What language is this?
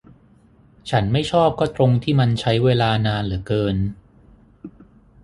Thai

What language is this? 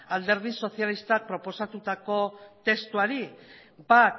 Basque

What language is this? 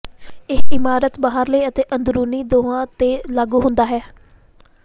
Punjabi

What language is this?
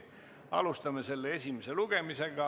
Estonian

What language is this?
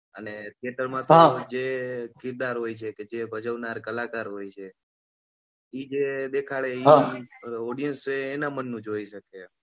Gujarati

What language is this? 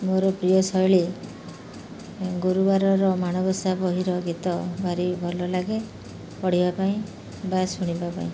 Odia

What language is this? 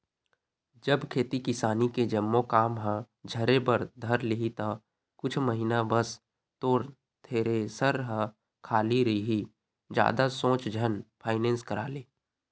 Chhattisgarhi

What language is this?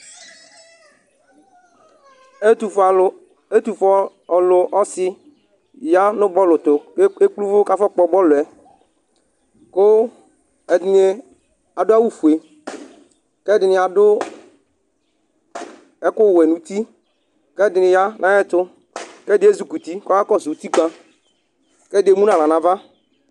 Ikposo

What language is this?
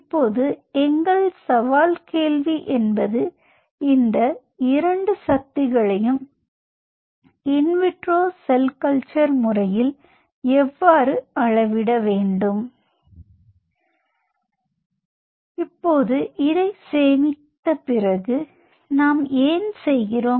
Tamil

